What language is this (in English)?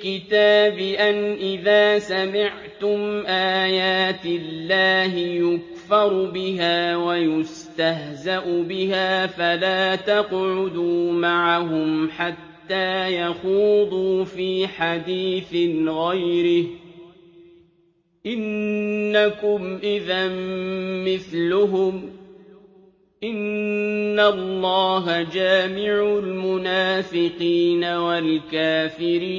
Arabic